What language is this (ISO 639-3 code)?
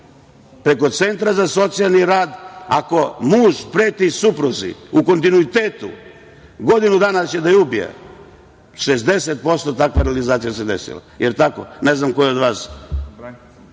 srp